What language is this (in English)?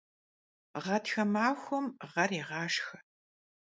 Kabardian